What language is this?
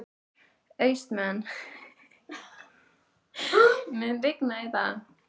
Icelandic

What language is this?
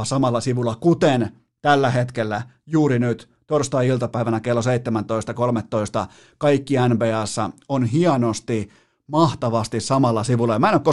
Finnish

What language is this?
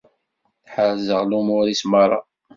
Kabyle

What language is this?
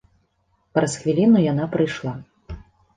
Belarusian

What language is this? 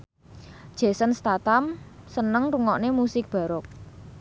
Javanese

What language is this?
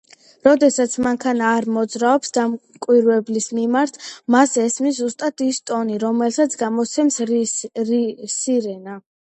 Georgian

